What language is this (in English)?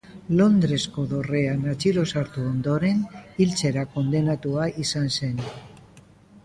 Basque